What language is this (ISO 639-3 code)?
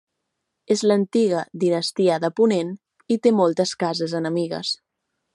cat